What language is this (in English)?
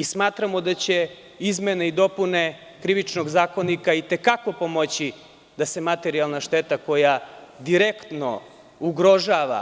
Serbian